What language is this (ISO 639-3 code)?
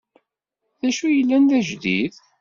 kab